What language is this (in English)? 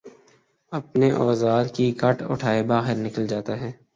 Urdu